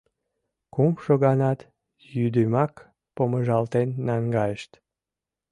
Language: Mari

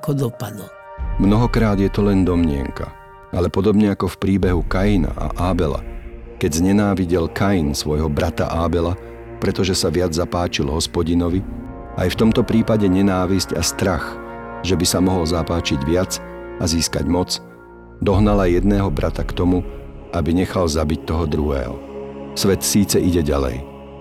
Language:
Slovak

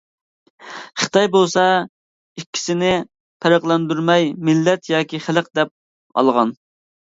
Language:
Uyghur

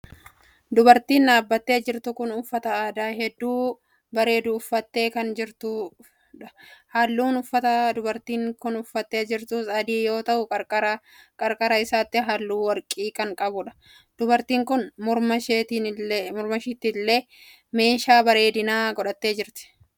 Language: Oromo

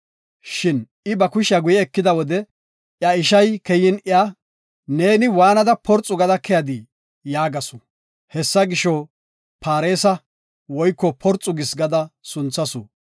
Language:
Gofa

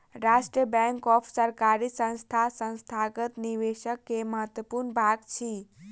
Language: Maithili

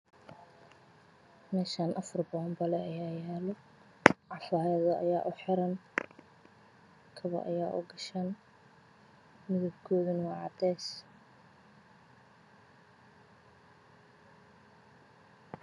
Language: Somali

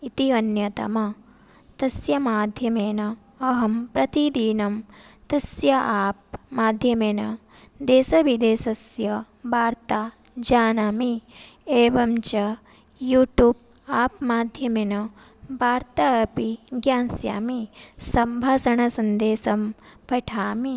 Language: Sanskrit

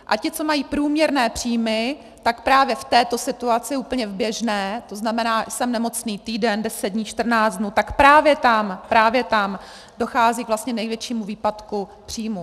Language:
Czech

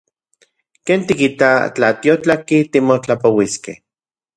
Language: Central Puebla Nahuatl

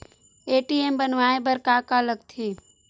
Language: Chhattisgarhi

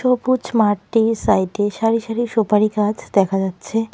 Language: Bangla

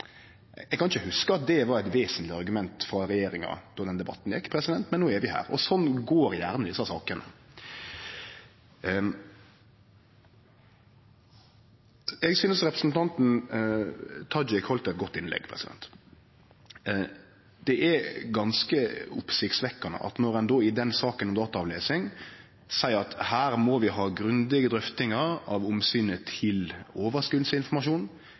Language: Norwegian Nynorsk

